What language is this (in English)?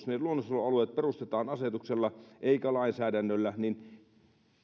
Finnish